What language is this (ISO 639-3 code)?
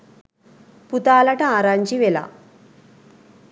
sin